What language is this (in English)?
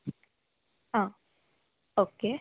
Malayalam